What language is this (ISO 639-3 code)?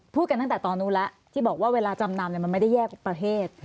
tha